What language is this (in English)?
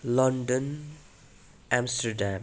Nepali